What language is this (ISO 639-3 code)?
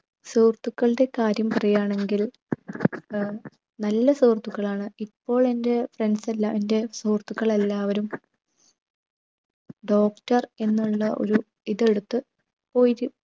mal